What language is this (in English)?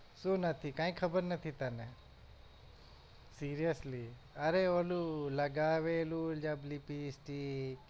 Gujarati